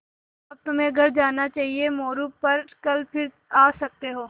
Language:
Hindi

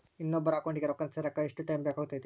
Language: Kannada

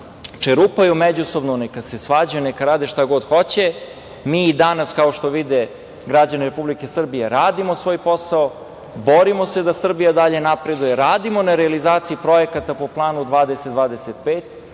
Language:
Serbian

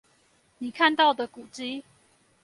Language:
Chinese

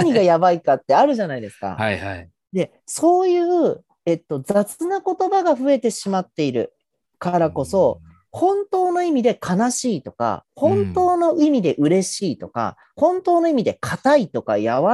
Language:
Japanese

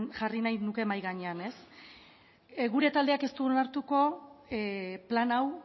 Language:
Basque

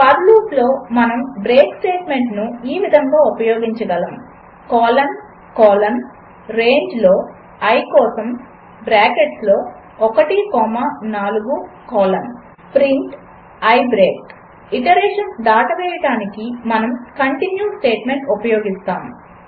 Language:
Telugu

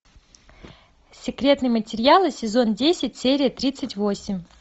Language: Russian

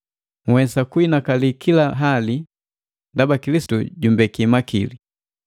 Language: Matengo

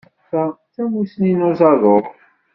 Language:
Kabyle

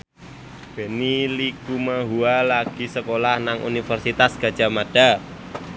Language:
Javanese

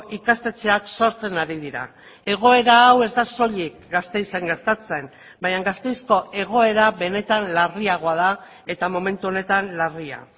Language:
Basque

